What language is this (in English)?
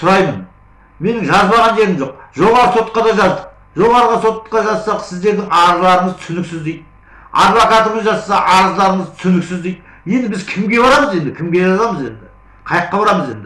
Kazakh